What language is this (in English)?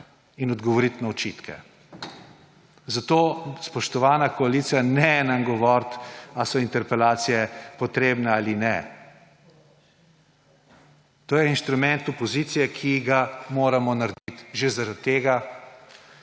Slovenian